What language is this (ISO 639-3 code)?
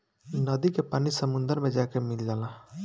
bho